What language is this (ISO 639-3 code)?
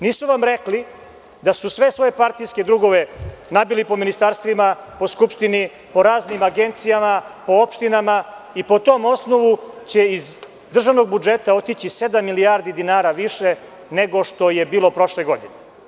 srp